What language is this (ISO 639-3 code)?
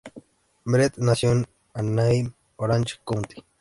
spa